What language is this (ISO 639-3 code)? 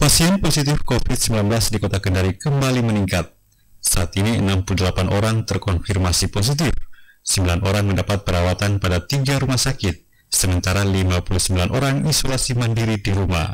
ind